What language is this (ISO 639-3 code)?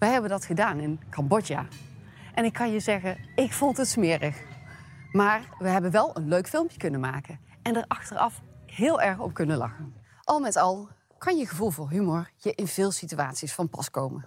nld